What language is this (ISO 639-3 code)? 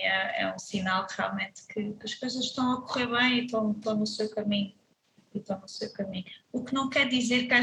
por